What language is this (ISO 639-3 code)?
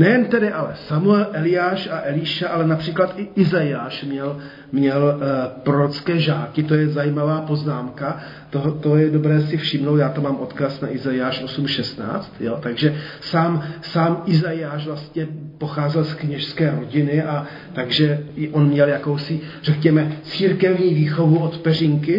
ces